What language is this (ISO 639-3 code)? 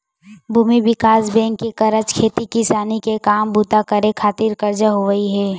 hne